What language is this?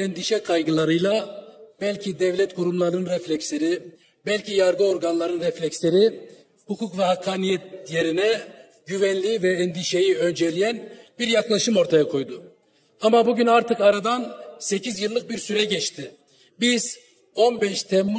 Turkish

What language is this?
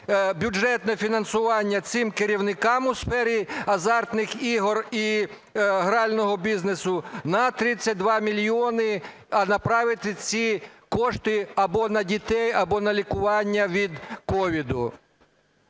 Ukrainian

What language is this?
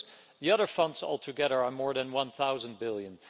English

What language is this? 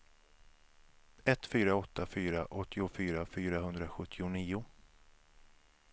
Swedish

